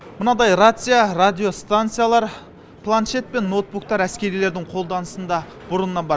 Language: Kazakh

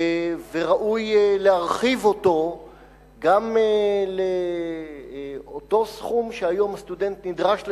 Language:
Hebrew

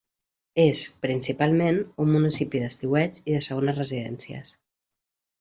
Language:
Catalan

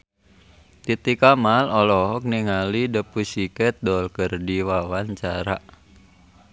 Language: Sundanese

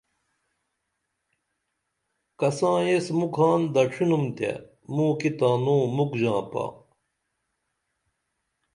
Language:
Dameli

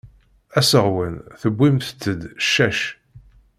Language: Kabyle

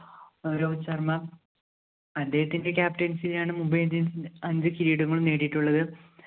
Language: Malayalam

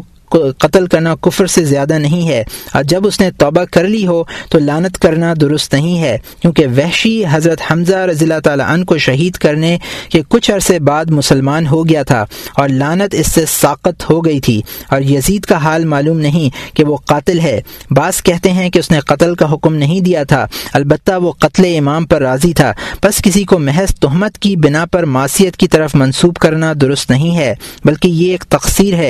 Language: Urdu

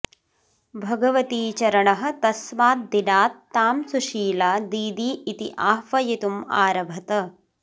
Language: Sanskrit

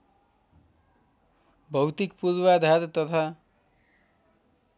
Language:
Nepali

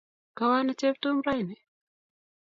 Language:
Kalenjin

